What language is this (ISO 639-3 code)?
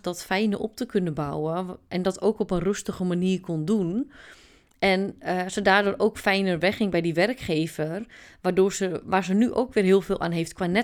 nld